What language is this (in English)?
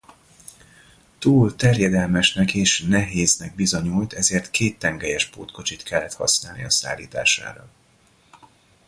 Hungarian